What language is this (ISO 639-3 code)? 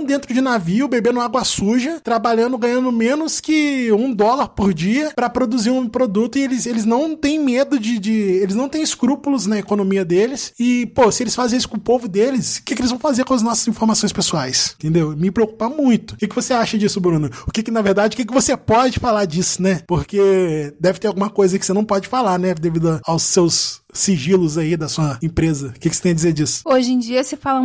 por